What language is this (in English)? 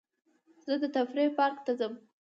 Pashto